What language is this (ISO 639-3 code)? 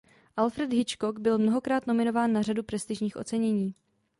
ces